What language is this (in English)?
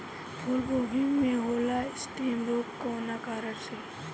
Bhojpuri